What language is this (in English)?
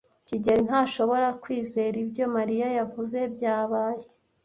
Kinyarwanda